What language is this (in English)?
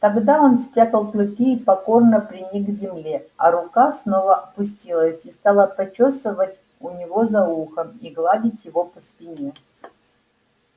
Russian